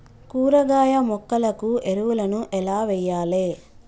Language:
Telugu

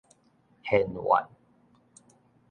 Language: Min Nan Chinese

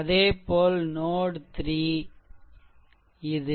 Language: Tamil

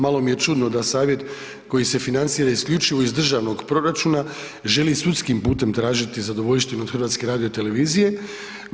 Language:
Croatian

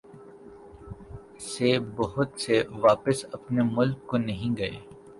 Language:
Urdu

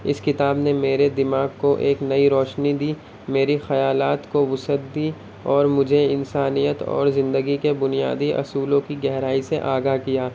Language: Urdu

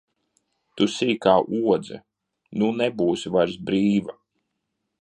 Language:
Latvian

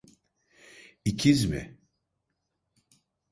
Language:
Turkish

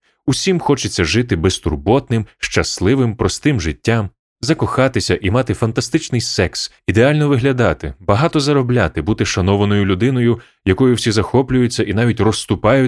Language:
Ukrainian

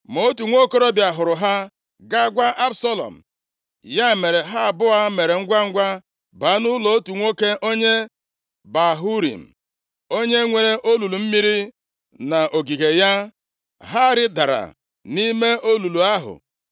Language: Igbo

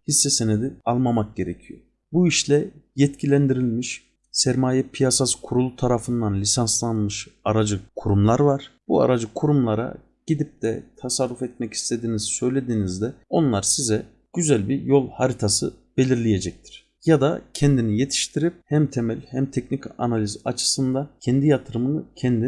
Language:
Turkish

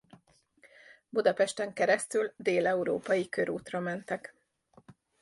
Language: Hungarian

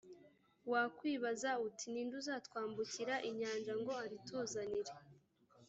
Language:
Kinyarwanda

